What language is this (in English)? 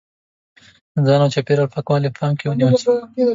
Pashto